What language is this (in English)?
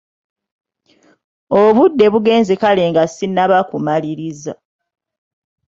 Ganda